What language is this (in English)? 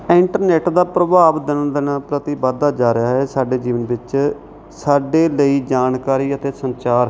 Punjabi